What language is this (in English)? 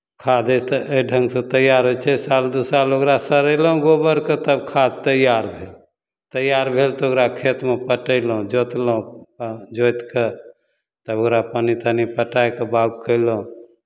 Maithili